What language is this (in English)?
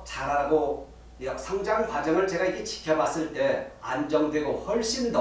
Korean